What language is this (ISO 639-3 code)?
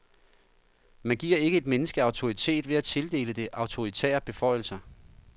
dan